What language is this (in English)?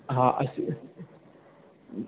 Sindhi